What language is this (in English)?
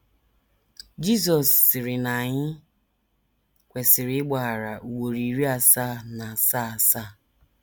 Igbo